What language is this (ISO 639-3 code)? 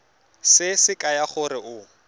tsn